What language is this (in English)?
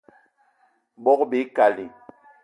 Eton (Cameroon)